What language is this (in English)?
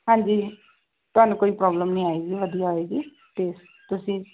Punjabi